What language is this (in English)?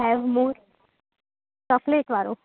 Sindhi